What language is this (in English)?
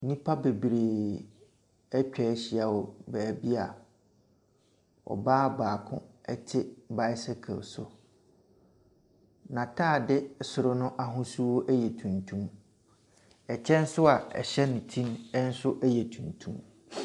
Akan